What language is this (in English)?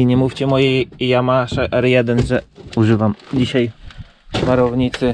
Polish